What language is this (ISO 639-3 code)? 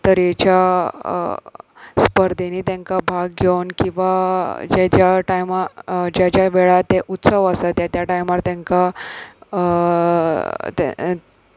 kok